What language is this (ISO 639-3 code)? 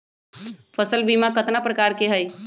mag